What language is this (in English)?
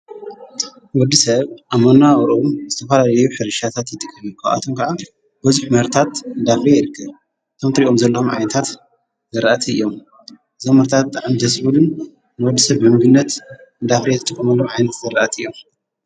Tigrinya